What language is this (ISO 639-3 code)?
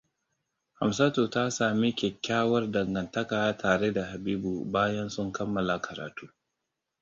hau